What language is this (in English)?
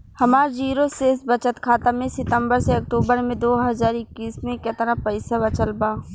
Bhojpuri